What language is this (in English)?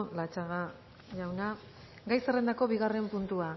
Basque